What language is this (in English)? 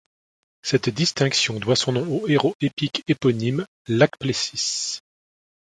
French